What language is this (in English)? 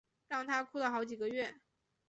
Chinese